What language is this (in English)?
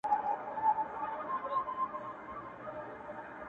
Pashto